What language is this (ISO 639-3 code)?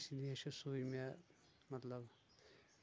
kas